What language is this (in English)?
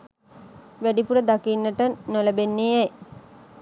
Sinhala